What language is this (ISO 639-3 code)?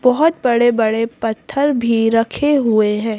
hin